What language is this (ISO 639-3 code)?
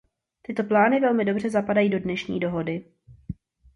ces